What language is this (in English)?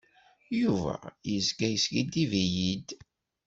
Kabyle